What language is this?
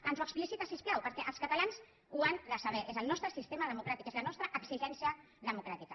Catalan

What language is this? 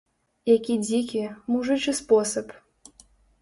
Belarusian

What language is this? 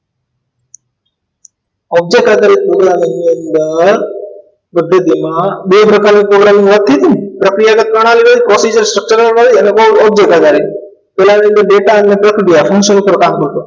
Gujarati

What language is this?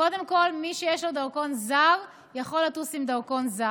Hebrew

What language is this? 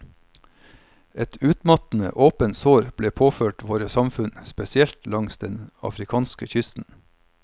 Norwegian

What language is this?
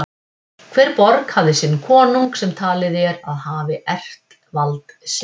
Icelandic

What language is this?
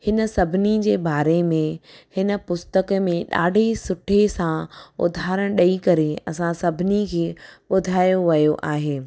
Sindhi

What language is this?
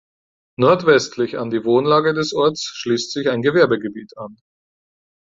German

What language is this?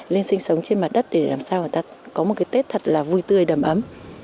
Vietnamese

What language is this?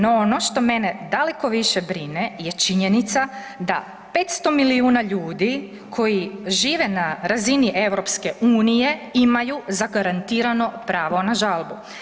Croatian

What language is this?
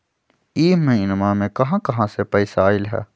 Magahi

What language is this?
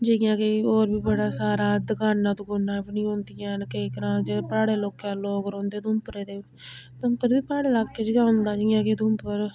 Dogri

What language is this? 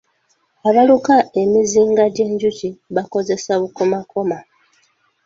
Ganda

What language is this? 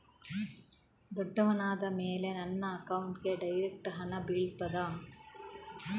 Kannada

